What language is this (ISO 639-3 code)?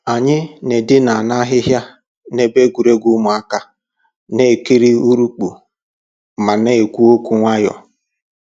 ibo